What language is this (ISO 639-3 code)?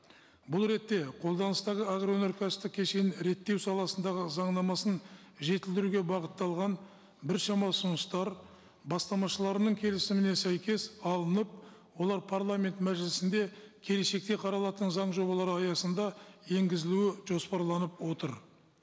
kaz